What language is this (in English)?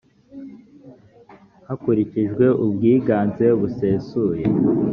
Kinyarwanda